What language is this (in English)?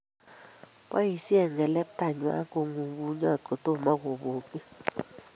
Kalenjin